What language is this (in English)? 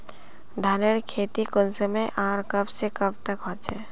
Magahi